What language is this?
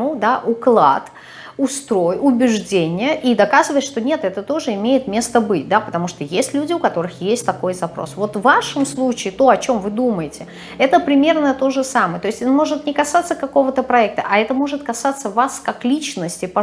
Russian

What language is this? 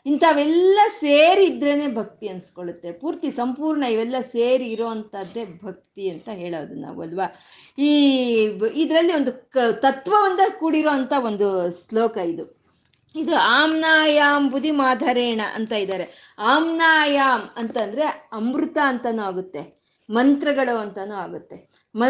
Kannada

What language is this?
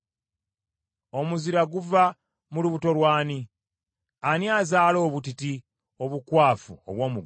Ganda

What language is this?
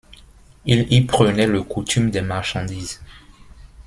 French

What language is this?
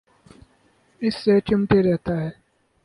Urdu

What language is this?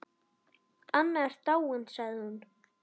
Icelandic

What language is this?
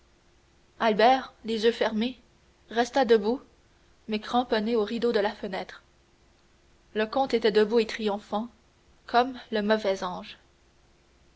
French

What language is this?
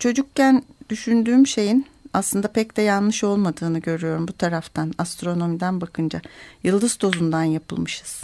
Turkish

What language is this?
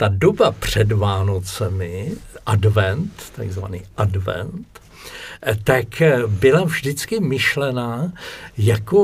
Czech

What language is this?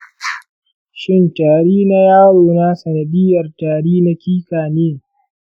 Hausa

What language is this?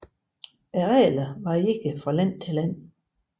Danish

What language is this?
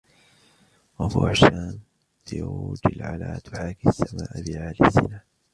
Arabic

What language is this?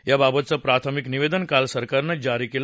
Marathi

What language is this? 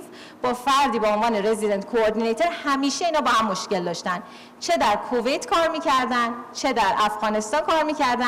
Persian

